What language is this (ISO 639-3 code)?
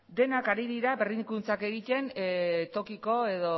eus